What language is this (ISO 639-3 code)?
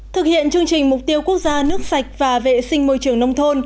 vie